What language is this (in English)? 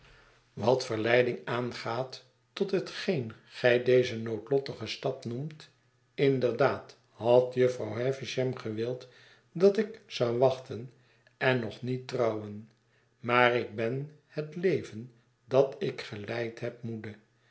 Dutch